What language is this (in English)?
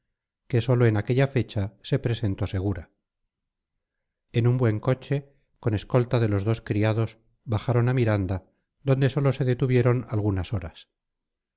Spanish